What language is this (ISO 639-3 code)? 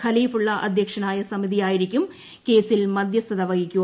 mal